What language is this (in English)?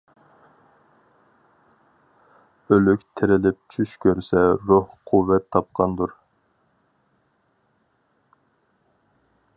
Uyghur